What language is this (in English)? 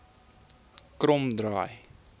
Afrikaans